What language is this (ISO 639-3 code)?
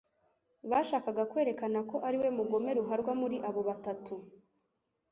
kin